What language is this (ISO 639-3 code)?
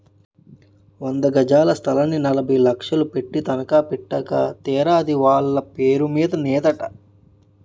tel